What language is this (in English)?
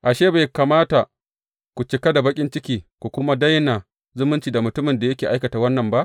Hausa